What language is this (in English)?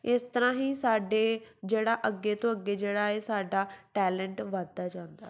Punjabi